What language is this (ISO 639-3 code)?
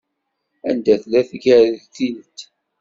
kab